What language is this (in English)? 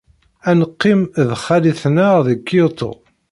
Kabyle